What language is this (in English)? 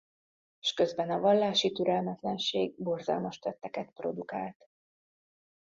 Hungarian